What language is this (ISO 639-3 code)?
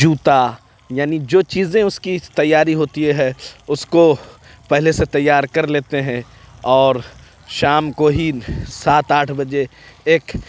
urd